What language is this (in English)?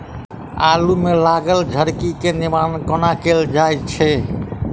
Maithili